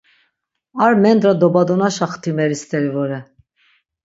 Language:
Laz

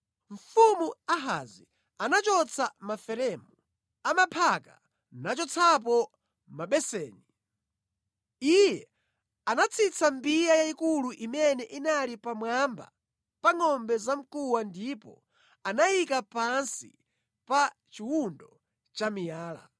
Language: Nyanja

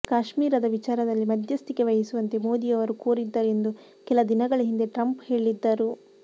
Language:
Kannada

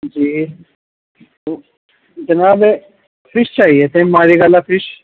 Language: Urdu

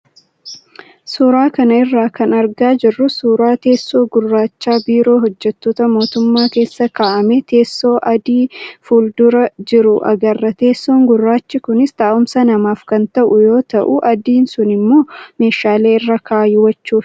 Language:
Oromo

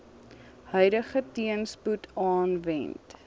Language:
Afrikaans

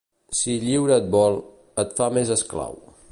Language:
Catalan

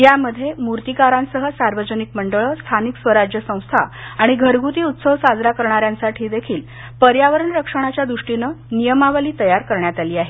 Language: Marathi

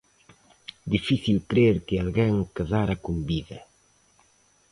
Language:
Galician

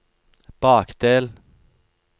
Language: Norwegian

